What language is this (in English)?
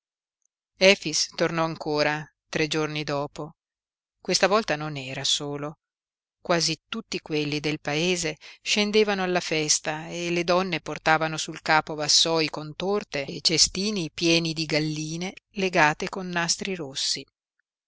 Italian